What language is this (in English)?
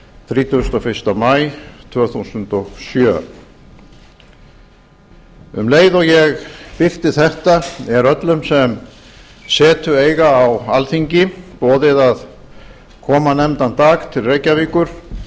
Icelandic